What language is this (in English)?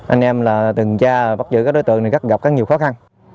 Vietnamese